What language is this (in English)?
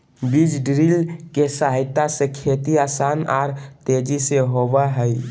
Magahi